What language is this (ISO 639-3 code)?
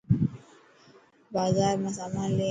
mki